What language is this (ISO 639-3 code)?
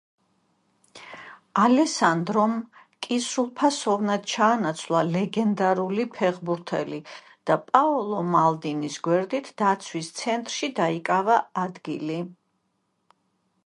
kat